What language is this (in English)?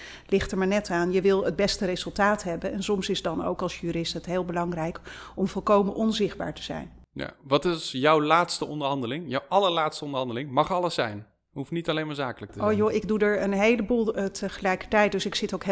Dutch